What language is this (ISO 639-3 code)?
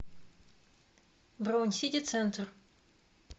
rus